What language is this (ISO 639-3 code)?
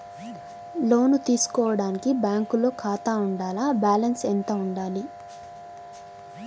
tel